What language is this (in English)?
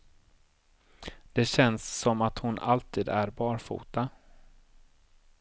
Swedish